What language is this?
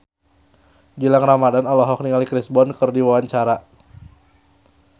Sundanese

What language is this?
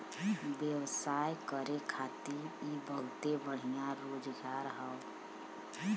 Bhojpuri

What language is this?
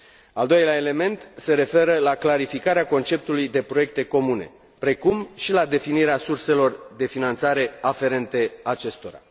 Romanian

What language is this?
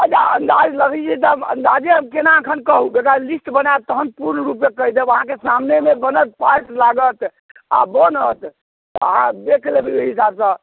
Maithili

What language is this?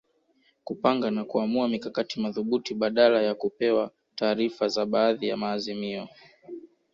Swahili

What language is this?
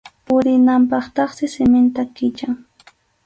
Arequipa-La Unión Quechua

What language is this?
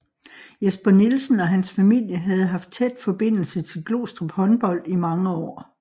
Danish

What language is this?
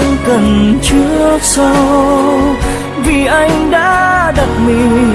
Vietnamese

